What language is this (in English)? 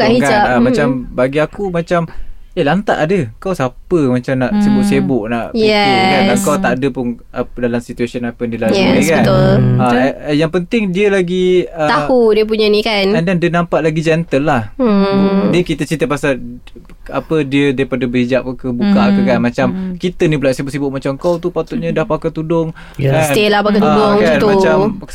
Malay